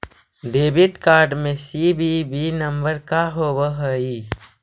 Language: Magahi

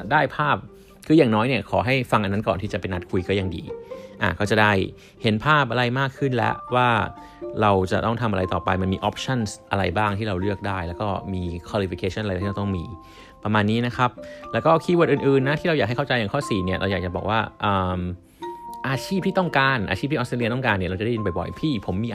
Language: Thai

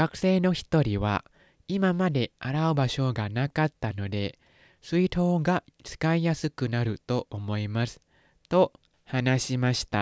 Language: Thai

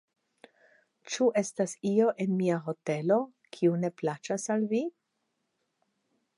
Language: Esperanto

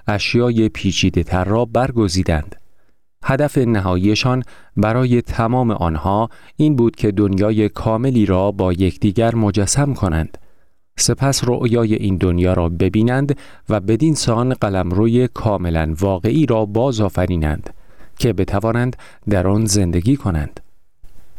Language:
Persian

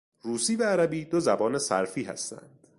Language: Persian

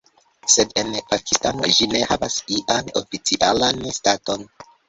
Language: Esperanto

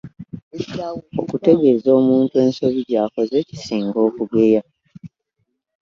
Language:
Ganda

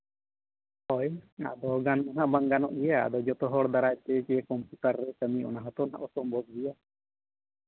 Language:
Santali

